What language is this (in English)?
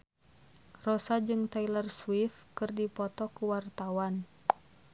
Sundanese